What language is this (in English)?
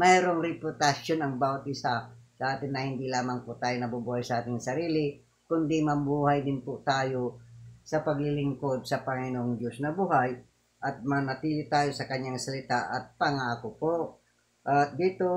Filipino